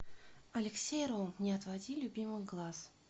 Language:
Russian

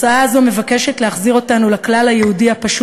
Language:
Hebrew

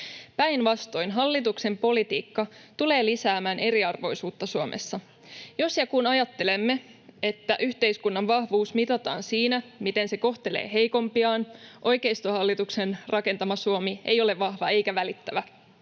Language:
Finnish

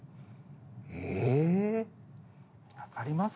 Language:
Japanese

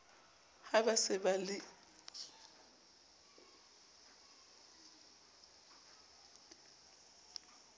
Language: Southern Sotho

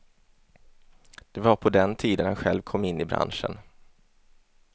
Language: Swedish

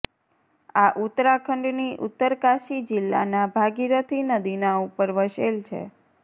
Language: Gujarati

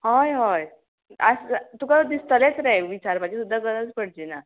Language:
Konkani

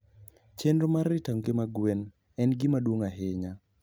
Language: Luo (Kenya and Tanzania)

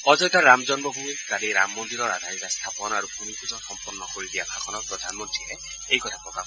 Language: Assamese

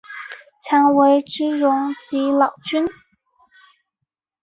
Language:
Chinese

